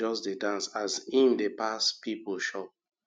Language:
Nigerian Pidgin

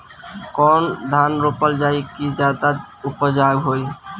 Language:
Bhojpuri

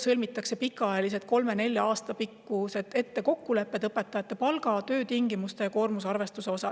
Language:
Estonian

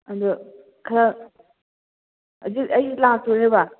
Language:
Manipuri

